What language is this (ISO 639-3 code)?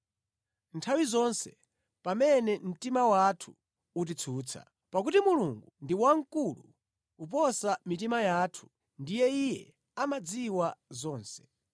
nya